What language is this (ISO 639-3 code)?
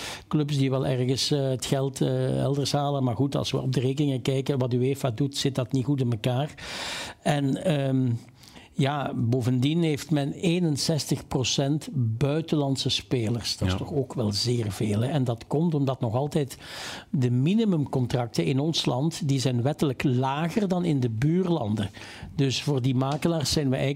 nld